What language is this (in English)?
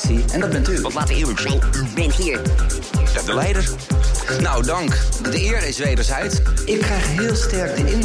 Dutch